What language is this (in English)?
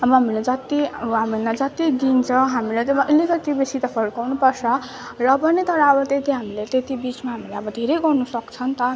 Nepali